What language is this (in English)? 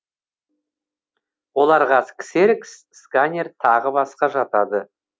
Kazakh